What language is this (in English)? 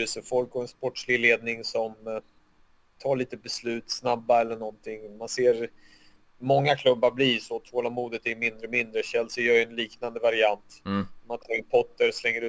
Swedish